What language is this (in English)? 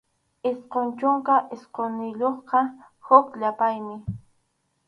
Arequipa-La Unión Quechua